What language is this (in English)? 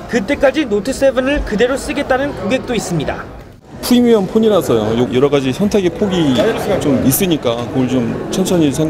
Korean